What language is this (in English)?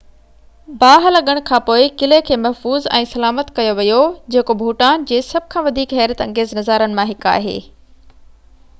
Sindhi